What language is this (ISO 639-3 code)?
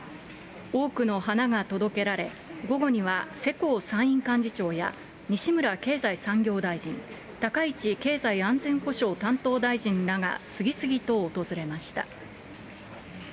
jpn